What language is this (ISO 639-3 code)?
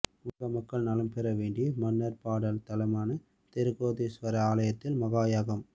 tam